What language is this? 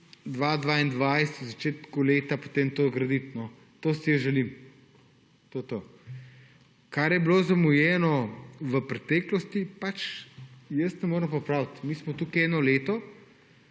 Slovenian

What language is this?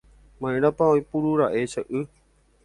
Guarani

